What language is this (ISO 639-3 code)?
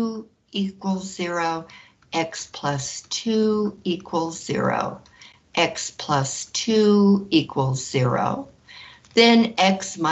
eng